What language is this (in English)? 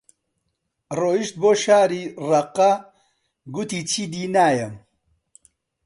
Central Kurdish